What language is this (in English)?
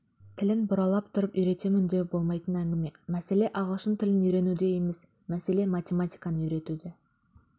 Kazakh